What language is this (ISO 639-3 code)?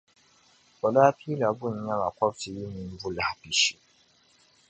dag